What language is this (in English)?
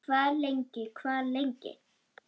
Icelandic